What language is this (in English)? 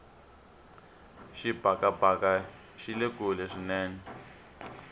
Tsonga